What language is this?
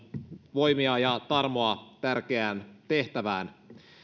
Finnish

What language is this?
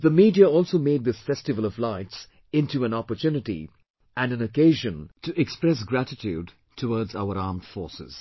English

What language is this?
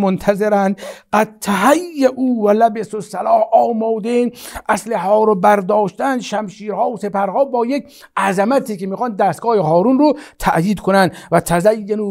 Persian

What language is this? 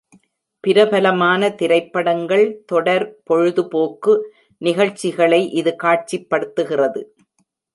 Tamil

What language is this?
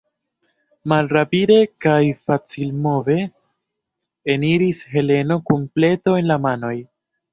Esperanto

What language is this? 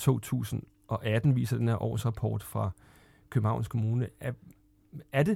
Danish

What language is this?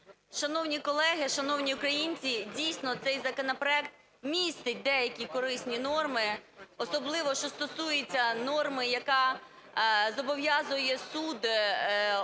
Ukrainian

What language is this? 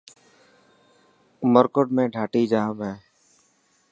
Dhatki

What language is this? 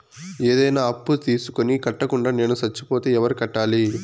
Telugu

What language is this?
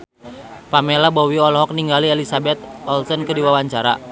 Sundanese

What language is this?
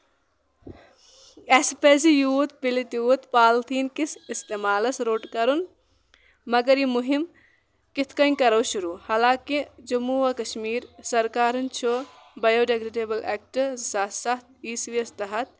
Kashmiri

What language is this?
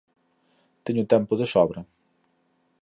Galician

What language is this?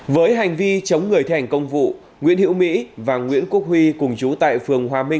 Vietnamese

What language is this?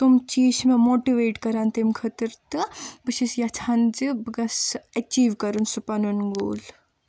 Kashmiri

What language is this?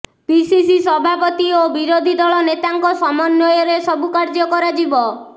Odia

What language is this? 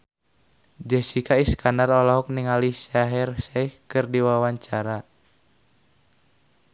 Sundanese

